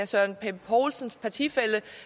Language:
Danish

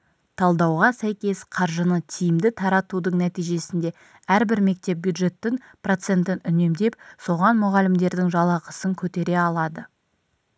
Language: Kazakh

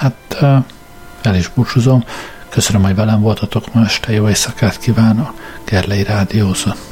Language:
Hungarian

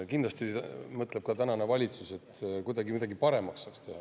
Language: Estonian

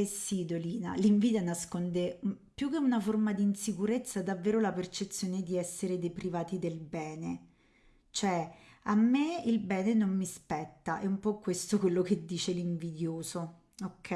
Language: Italian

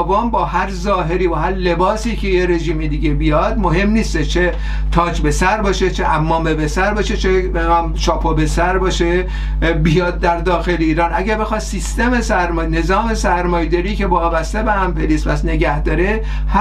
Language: Persian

